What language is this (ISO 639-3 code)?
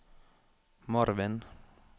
nor